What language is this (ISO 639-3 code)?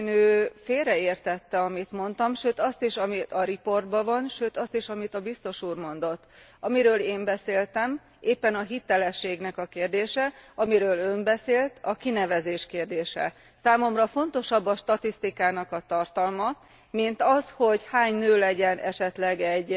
hun